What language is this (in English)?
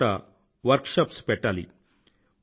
Telugu